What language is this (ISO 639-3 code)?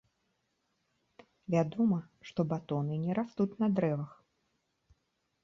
bel